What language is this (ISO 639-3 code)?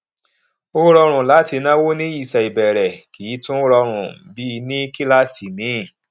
yor